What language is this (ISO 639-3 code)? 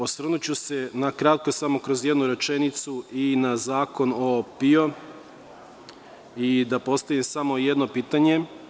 srp